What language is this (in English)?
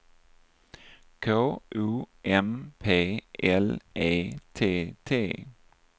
Swedish